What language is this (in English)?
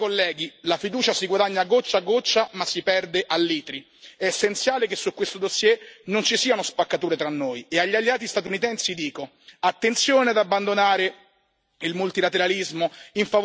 Italian